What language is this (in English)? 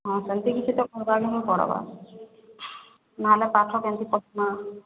Odia